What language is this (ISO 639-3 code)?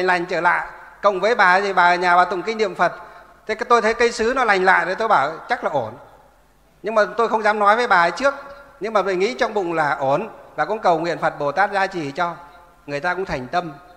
vie